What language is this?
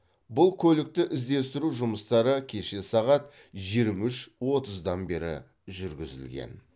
Kazakh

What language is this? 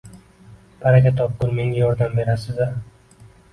Uzbek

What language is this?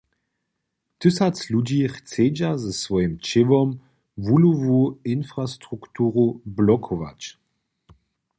Upper Sorbian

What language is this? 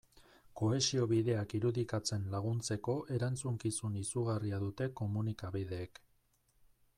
Basque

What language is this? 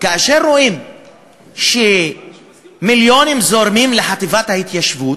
Hebrew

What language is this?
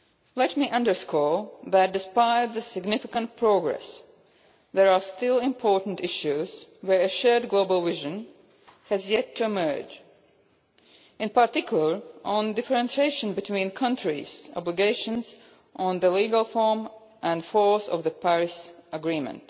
English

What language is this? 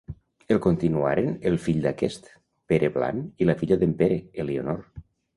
Catalan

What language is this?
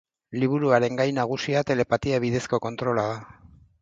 Basque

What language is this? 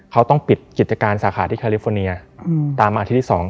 Thai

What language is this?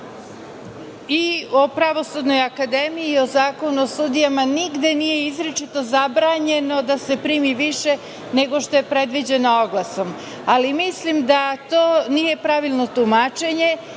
Serbian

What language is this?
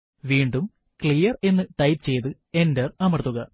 Malayalam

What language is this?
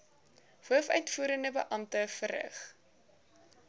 Afrikaans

